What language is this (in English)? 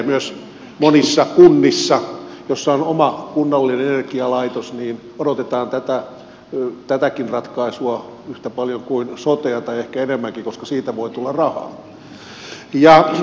Finnish